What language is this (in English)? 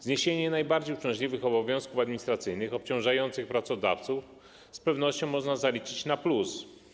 Polish